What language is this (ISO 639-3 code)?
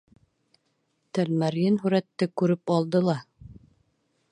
bak